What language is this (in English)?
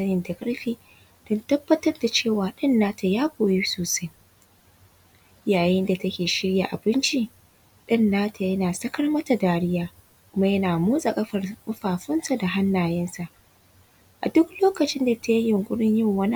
Hausa